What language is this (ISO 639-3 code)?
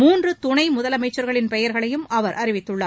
tam